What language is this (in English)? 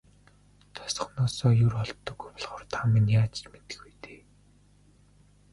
Mongolian